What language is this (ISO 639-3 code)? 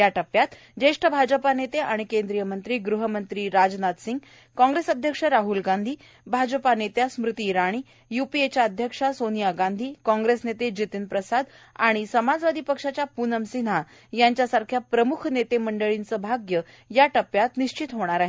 mar